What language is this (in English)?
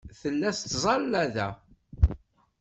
Kabyle